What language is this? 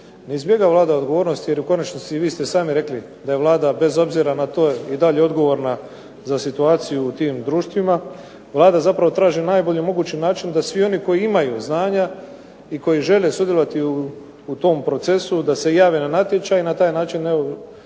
Croatian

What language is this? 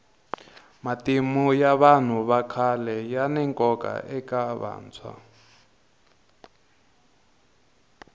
Tsonga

